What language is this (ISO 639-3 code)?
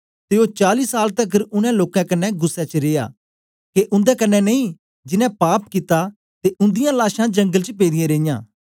doi